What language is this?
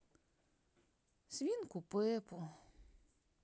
Russian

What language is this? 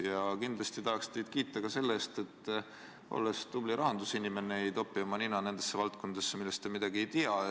Estonian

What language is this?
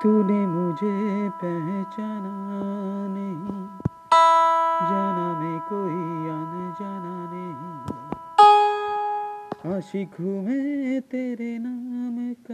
Bangla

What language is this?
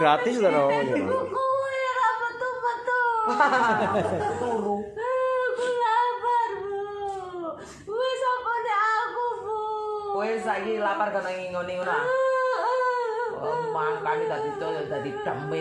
Indonesian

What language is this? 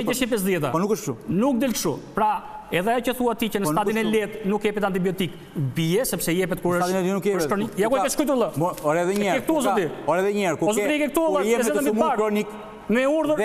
Romanian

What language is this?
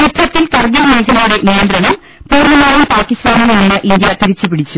Malayalam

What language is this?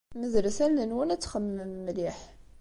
Kabyle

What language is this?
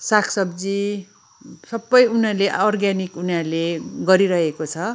Nepali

